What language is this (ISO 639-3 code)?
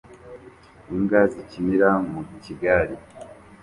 kin